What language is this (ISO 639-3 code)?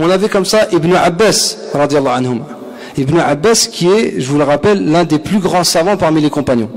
fra